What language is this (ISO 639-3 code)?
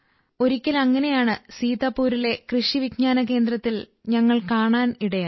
mal